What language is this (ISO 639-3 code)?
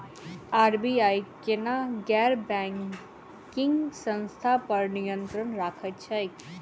mai